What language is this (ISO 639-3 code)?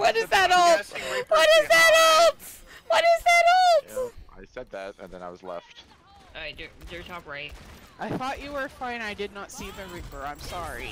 eng